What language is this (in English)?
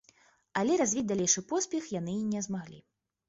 Belarusian